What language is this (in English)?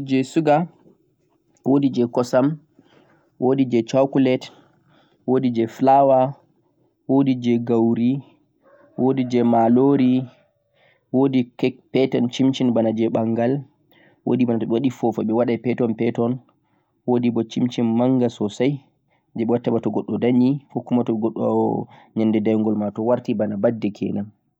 Central-Eastern Niger Fulfulde